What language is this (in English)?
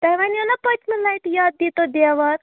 Kashmiri